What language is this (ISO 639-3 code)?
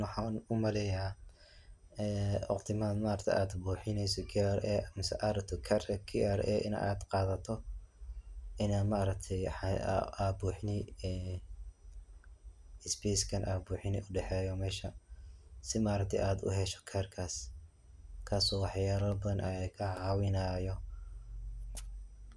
som